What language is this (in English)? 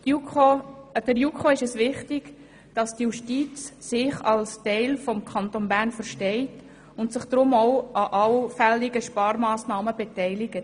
Swiss German